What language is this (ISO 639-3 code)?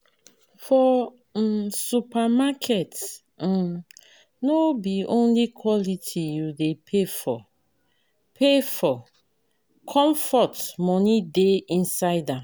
pcm